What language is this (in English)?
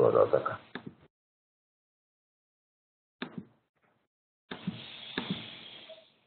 Spanish